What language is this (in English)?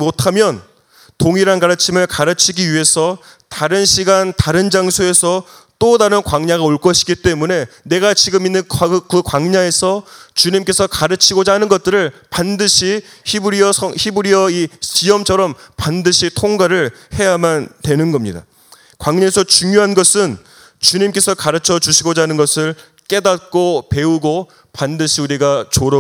Korean